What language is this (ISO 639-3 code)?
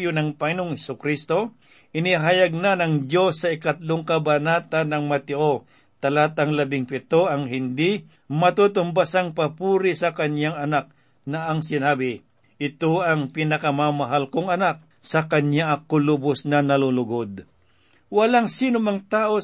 fil